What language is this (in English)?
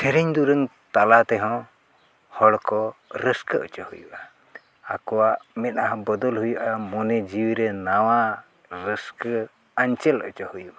Santali